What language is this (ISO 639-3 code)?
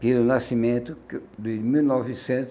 por